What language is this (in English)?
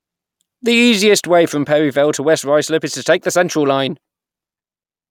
English